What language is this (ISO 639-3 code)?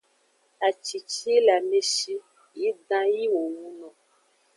ajg